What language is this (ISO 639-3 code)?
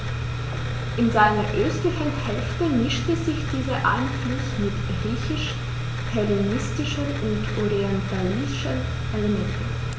deu